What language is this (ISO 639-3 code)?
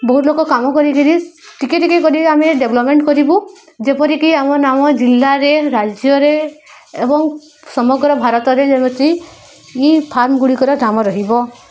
ori